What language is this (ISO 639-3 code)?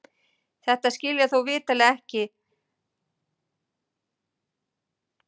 isl